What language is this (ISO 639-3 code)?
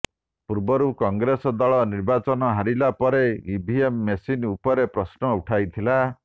ori